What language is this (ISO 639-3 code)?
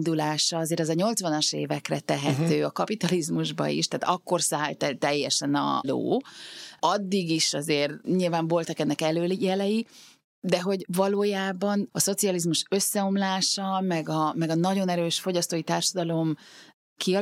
hun